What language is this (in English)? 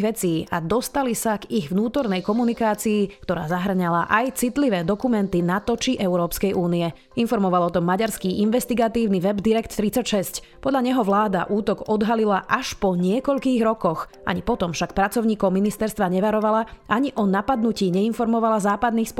Slovak